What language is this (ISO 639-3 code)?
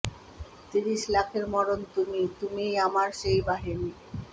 ben